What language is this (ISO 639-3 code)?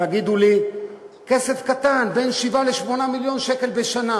heb